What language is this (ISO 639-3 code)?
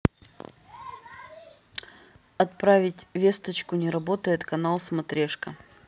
rus